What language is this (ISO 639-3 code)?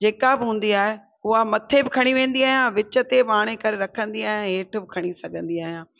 snd